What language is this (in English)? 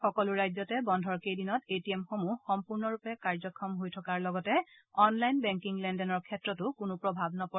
Assamese